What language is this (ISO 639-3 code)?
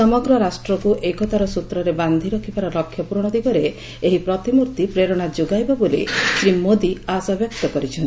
ori